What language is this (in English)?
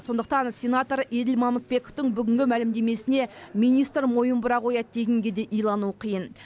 Kazakh